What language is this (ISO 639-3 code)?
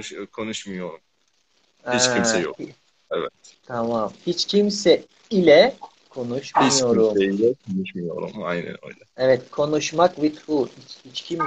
tur